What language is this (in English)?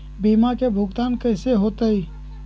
Magahi